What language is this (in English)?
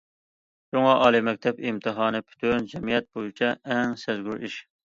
Uyghur